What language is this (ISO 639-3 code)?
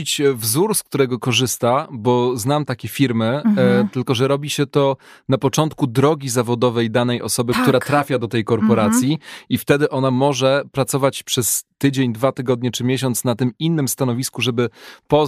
pol